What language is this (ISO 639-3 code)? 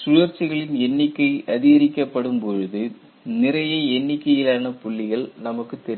tam